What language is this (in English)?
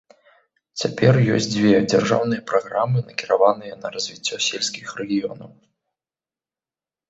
Belarusian